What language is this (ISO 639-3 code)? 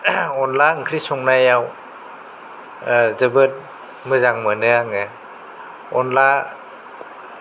brx